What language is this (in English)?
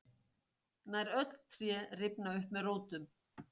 Icelandic